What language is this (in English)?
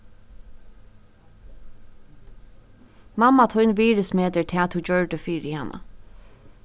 Faroese